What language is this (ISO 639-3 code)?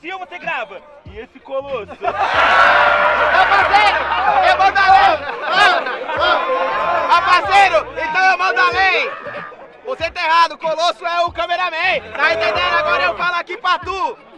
por